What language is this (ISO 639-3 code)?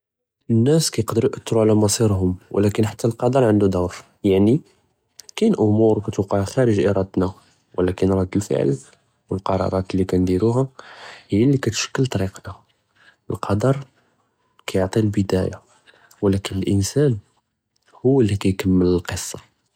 jrb